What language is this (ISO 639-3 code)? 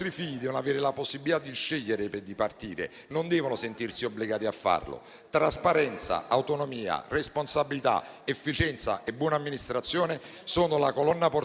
ita